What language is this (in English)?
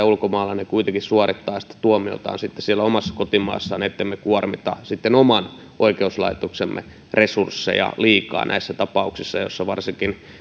Finnish